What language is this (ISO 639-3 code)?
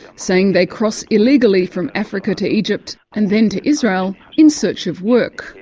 eng